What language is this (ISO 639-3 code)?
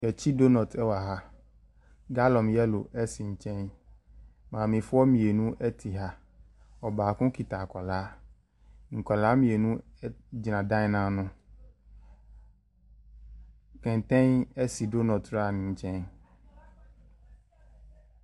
aka